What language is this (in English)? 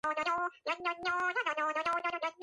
Georgian